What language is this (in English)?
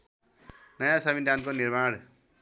Nepali